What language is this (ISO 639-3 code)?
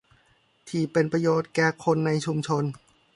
tha